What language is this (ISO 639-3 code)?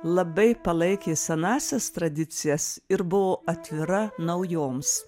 lit